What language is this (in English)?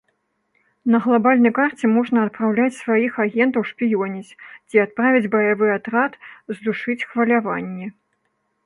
Belarusian